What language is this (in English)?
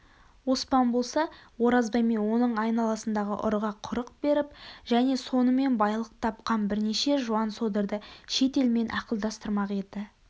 Kazakh